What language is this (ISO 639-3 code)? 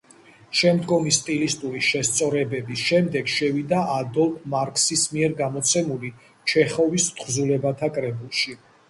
kat